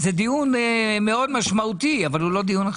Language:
Hebrew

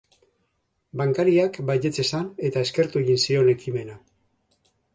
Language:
Basque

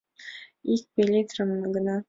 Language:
Mari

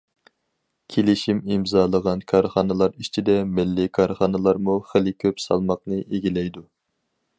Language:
Uyghur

